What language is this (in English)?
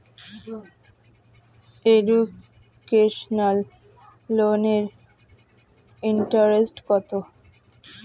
Bangla